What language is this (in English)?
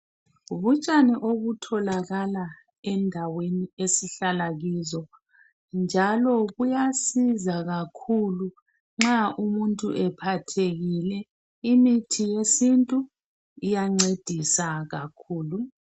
North Ndebele